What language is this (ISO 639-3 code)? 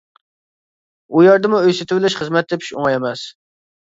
uig